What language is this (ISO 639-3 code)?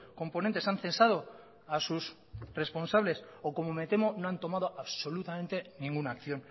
spa